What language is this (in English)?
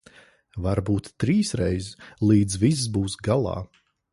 Latvian